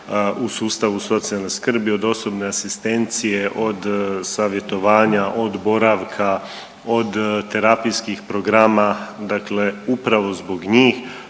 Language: Croatian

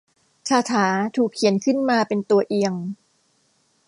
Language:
Thai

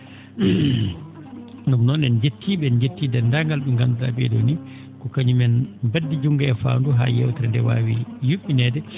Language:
Fula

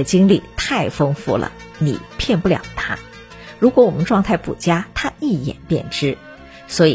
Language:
Chinese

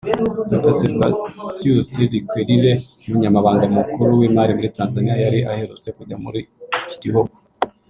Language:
Kinyarwanda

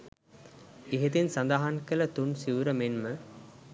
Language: Sinhala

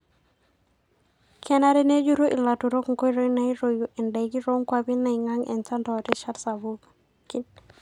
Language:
Masai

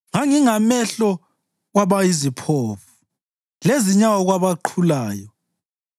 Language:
North Ndebele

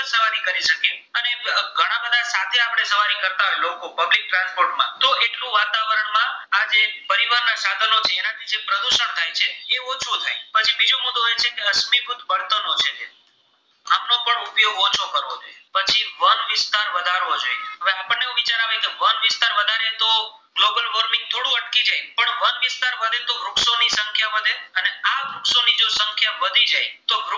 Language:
Gujarati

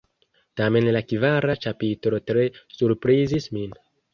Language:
Esperanto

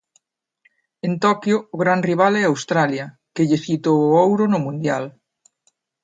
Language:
Galician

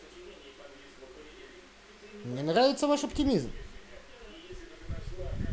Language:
Russian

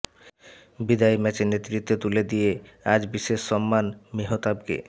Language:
Bangla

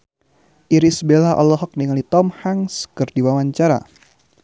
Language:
Sundanese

